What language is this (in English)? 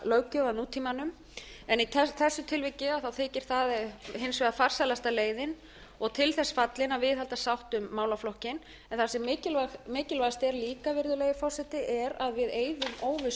Icelandic